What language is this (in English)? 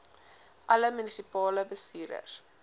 Afrikaans